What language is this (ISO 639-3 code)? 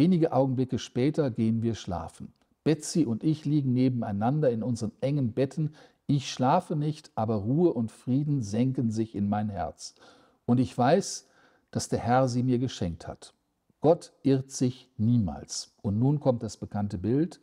deu